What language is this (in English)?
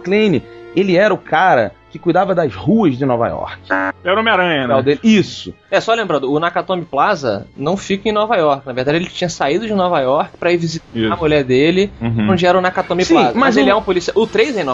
Portuguese